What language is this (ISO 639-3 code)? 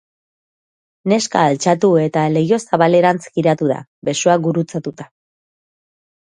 eus